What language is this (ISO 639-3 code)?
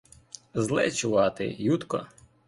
ukr